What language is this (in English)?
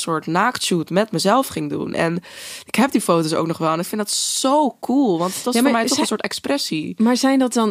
Dutch